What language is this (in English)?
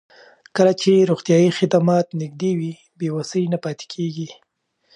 Pashto